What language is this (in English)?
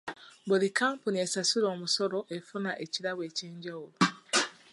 Ganda